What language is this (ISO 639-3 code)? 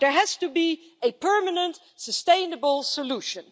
eng